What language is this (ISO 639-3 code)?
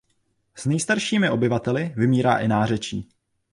ces